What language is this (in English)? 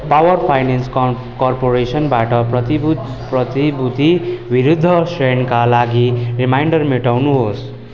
Nepali